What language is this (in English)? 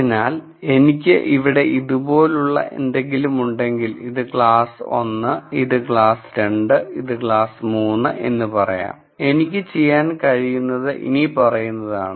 Malayalam